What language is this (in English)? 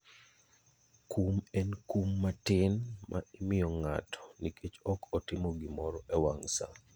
Luo (Kenya and Tanzania)